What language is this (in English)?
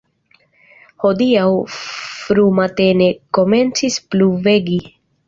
Esperanto